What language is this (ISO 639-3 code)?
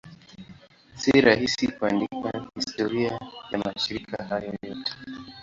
swa